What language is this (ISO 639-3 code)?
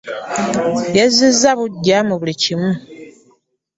lug